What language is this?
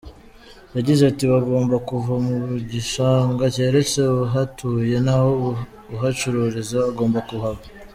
Kinyarwanda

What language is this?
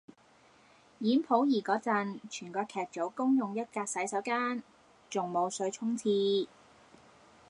Cantonese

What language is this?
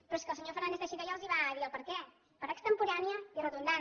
Catalan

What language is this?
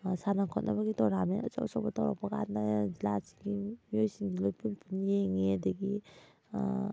Manipuri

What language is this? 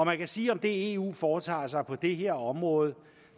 Danish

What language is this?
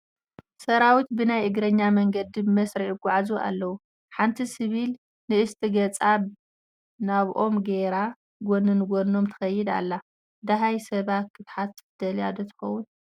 Tigrinya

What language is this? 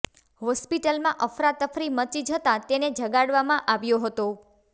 Gujarati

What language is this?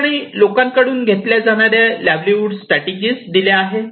Marathi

